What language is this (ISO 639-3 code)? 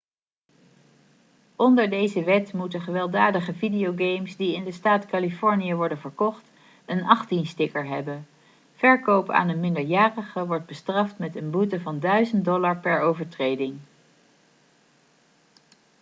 nld